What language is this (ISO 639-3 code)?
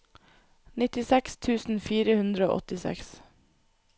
nor